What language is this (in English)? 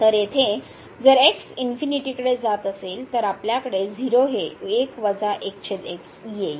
Marathi